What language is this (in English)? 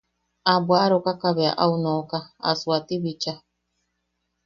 Yaqui